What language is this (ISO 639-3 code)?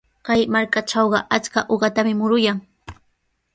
qws